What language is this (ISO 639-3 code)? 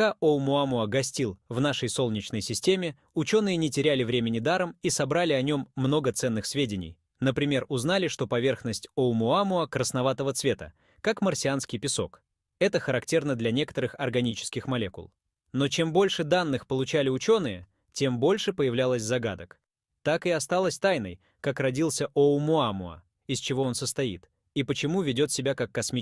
rus